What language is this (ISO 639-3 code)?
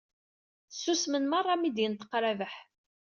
kab